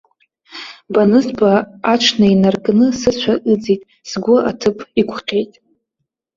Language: Abkhazian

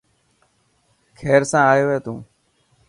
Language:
Dhatki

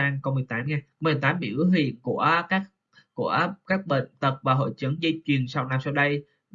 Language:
Vietnamese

